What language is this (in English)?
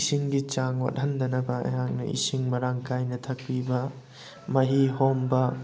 Manipuri